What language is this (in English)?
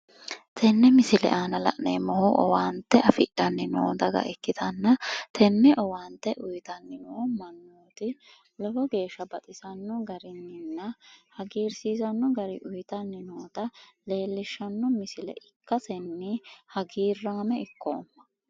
Sidamo